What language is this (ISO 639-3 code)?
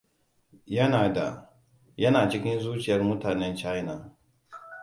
hau